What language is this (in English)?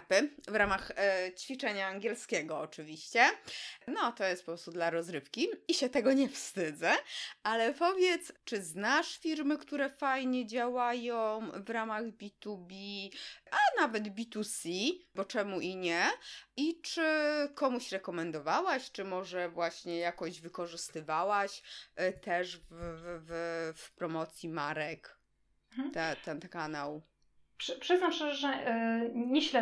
Polish